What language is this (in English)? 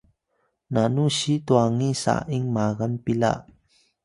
Atayal